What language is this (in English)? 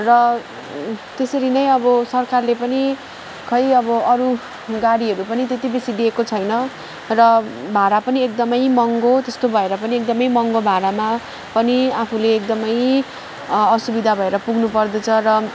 Nepali